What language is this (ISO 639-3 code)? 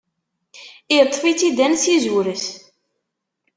kab